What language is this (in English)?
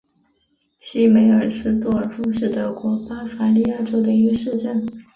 Chinese